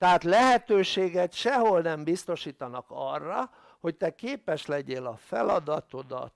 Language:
Hungarian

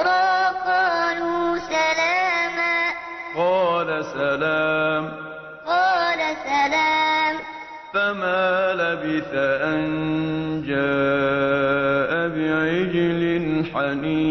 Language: Arabic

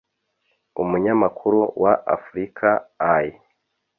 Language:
Kinyarwanda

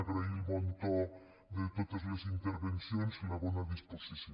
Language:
Catalan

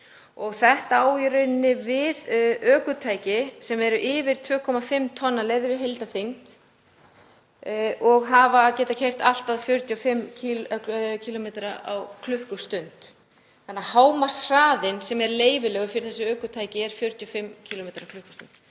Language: Icelandic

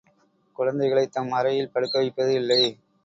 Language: Tamil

